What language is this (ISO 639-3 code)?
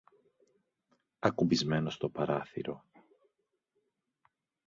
ell